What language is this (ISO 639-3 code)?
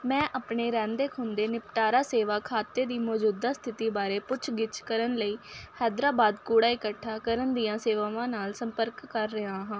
pan